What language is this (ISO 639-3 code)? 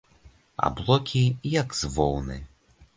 bel